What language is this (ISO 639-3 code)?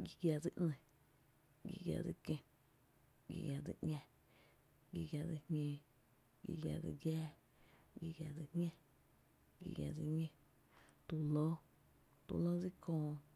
cte